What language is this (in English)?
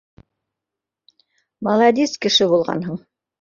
Bashkir